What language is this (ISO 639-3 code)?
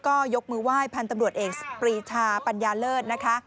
tha